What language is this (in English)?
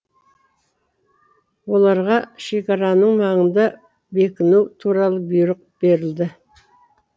Kazakh